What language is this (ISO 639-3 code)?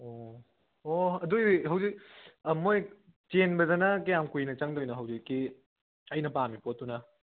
mni